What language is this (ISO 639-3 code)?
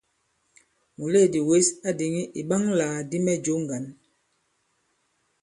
abb